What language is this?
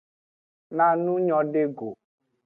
Aja (Benin)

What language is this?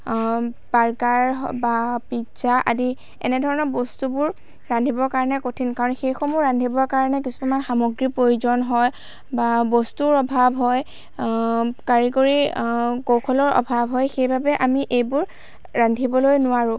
Assamese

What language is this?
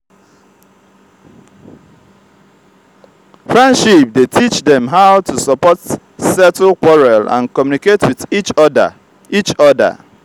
Nigerian Pidgin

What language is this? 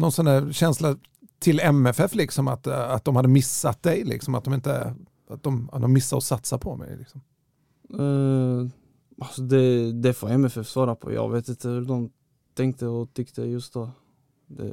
Swedish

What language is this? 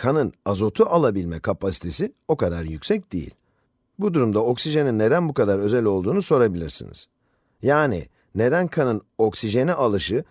Turkish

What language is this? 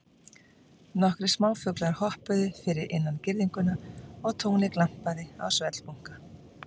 Icelandic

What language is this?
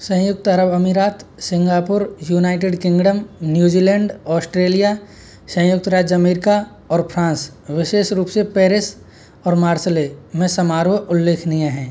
Hindi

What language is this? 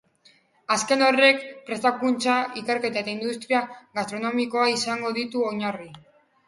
Basque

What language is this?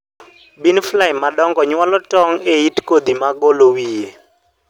Luo (Kenya and Tanzania)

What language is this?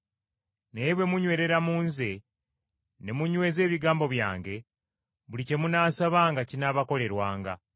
Ganda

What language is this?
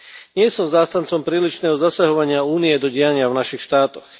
Slovak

